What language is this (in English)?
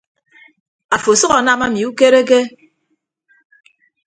Ibibio